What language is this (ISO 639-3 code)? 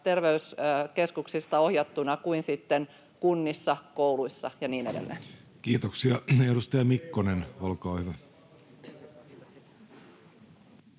fin